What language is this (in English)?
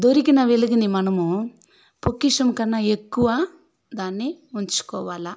Telugu